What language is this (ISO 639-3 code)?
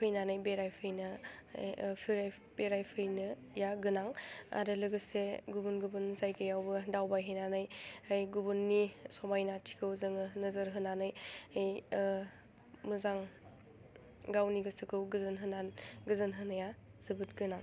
brx